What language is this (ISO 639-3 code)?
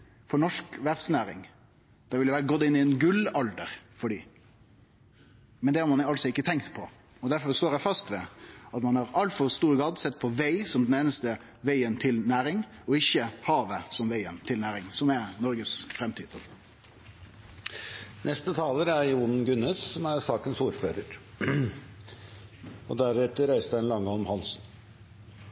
nor